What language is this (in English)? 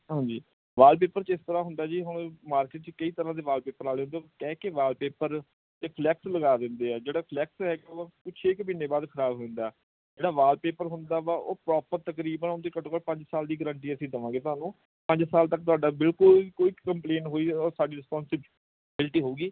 Punjabi